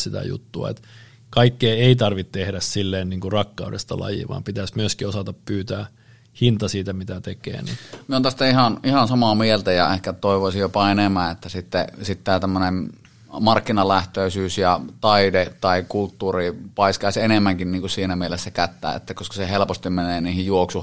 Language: Finnish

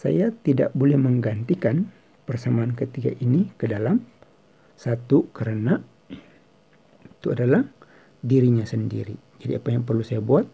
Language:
Indonesian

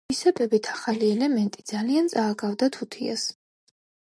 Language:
Georgian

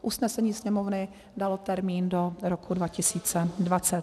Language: Czech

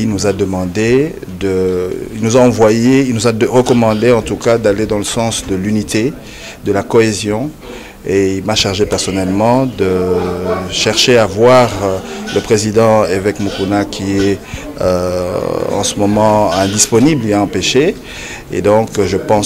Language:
French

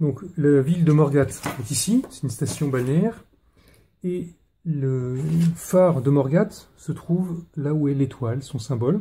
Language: French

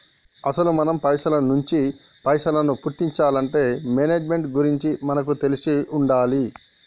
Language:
Telugu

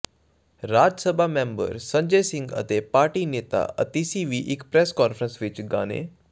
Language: Punjabi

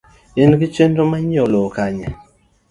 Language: Luo (Kenya and Tanzania)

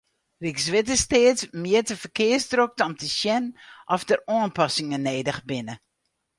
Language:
Western Frisian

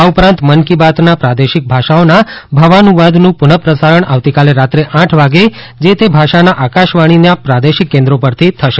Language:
Gujarati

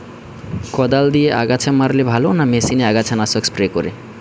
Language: Bangla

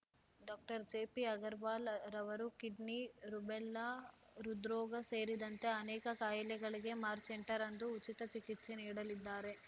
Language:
Kannada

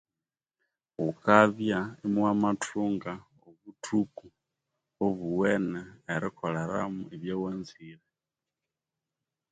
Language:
Konzo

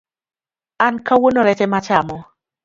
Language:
Luo (Kenya and Tanzania)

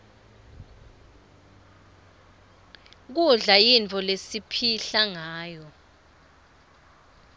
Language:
Swati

